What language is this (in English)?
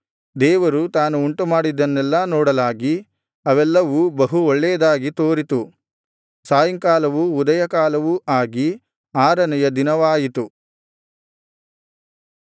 Kannada